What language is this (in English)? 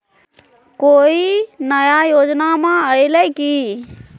Magahi